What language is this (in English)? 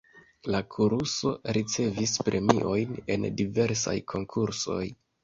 Esperanto